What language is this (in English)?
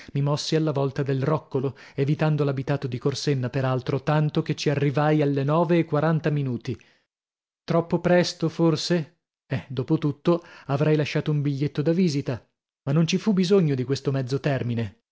Italian